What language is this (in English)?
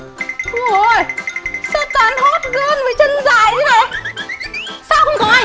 Vietnamese